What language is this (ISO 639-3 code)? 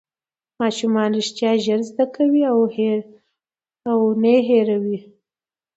pus